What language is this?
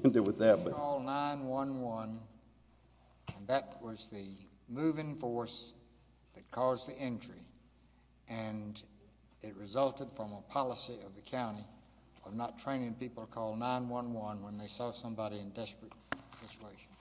English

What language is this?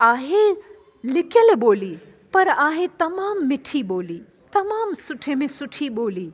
Sindhi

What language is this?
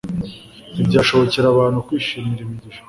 Kinyarwanda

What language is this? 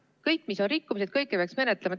Estonian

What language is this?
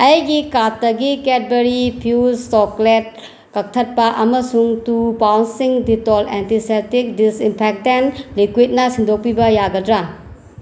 Manipuri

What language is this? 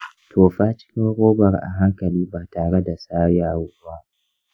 Hausa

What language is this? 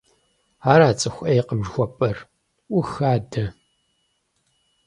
Kabardian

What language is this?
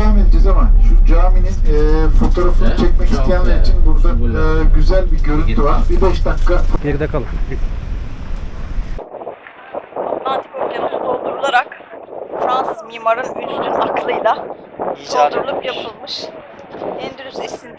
Turkish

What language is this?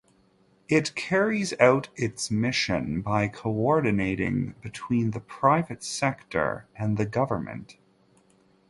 English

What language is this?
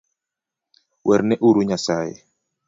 Luo (Kenya and Tanzania)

